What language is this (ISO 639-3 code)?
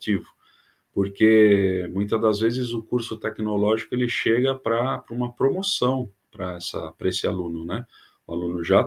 por